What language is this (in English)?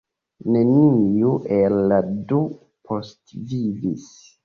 Esperanto